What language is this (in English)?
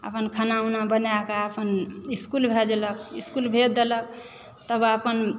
Maithili